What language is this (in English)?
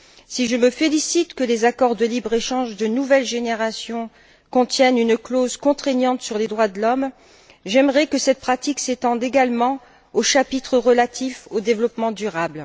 French